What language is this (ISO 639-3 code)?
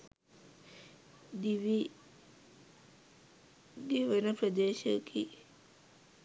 sin